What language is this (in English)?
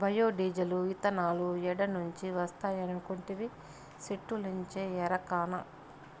Telugu